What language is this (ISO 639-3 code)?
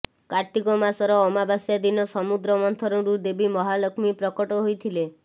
ori